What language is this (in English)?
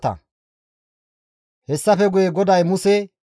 Gamo